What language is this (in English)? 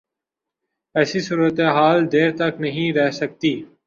Urdu